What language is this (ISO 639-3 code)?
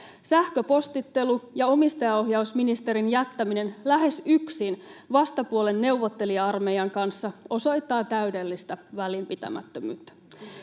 fin